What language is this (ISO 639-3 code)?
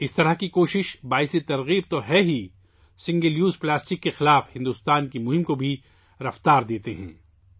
urd